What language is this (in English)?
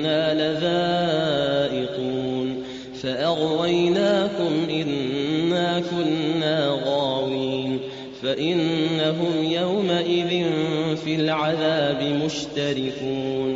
Arabic